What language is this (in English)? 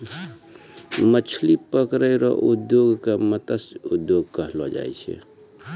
Maithili